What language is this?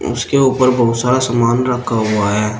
Hindi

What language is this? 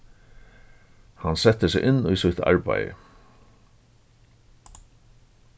Faroese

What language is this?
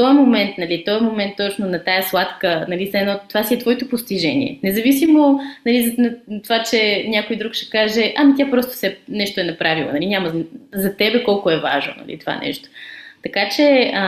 Bulgarian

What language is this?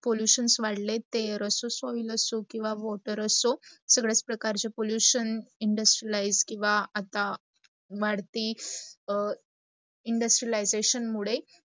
Marathi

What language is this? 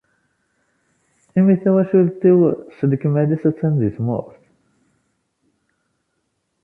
Kabyle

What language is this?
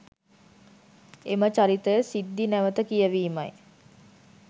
Sinhala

